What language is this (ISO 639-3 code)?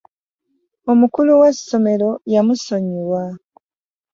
lug